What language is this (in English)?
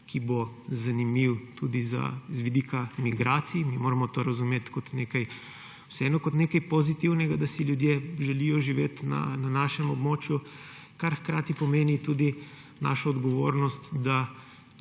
Slovenian